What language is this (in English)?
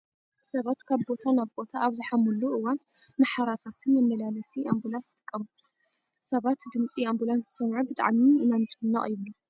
Tigrinya